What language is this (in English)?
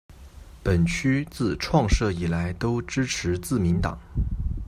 Chinese